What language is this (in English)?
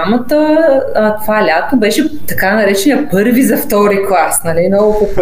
Bulgarian